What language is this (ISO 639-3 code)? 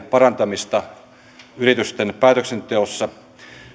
fin